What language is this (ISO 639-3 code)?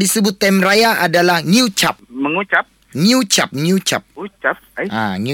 msa